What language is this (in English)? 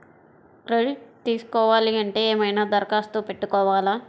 Telugu